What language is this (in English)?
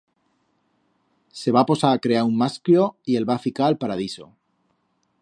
Aragonese